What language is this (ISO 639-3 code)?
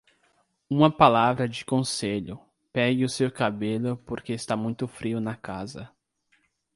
por